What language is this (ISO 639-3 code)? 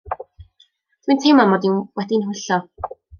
cym